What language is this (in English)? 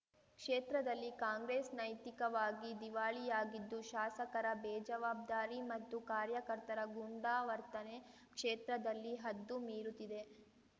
Kannada